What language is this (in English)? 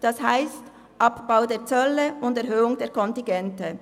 Swiss German